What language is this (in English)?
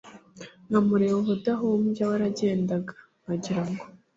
Kinyarwanda